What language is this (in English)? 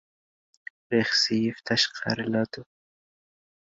Uzbek